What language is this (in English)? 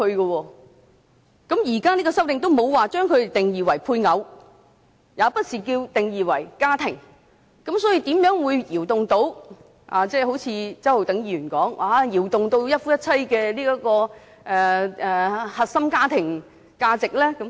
Cantonese